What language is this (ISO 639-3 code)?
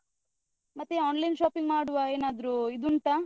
kan